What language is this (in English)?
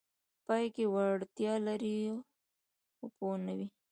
Pashto